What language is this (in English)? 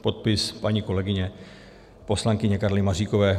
Czech